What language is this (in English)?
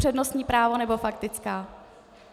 Czech